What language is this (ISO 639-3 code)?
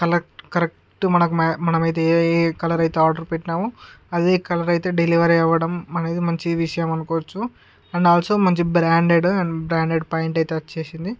tel